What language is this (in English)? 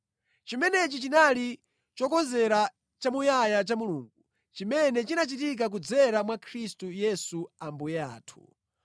Nyanja